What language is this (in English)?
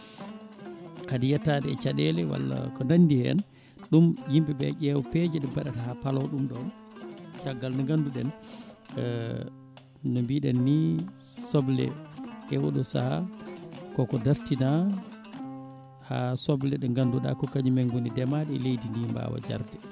Fula